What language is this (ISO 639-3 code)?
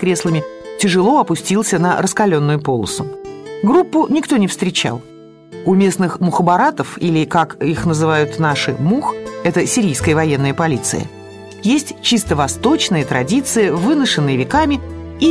rus